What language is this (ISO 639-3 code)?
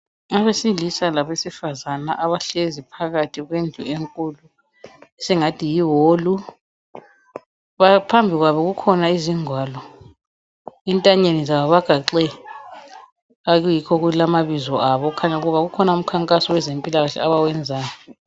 nde